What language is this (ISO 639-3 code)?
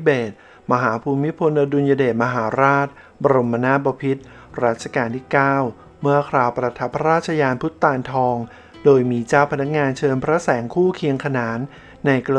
tha